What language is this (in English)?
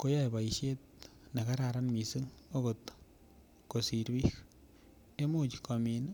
Kalenjin